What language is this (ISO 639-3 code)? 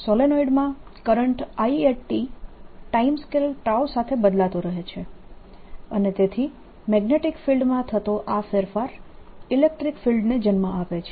guj